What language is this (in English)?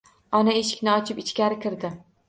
Uzbek